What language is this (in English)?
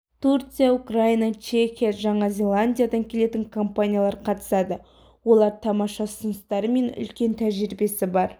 Kazakh